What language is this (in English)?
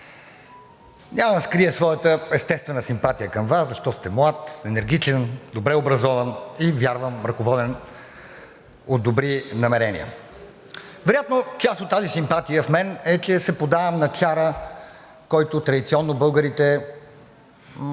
Bulgarian